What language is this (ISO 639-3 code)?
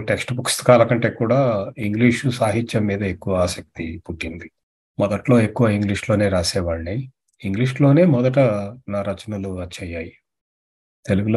tel